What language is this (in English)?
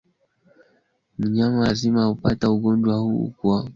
Swahili